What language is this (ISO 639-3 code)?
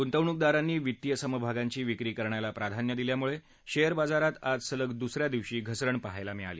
mar